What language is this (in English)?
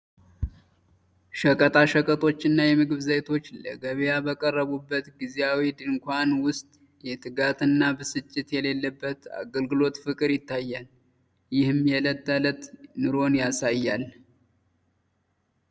Amharic